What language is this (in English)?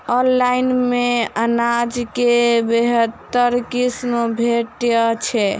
Maithili